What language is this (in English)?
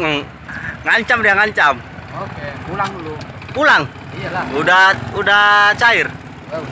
Indonesian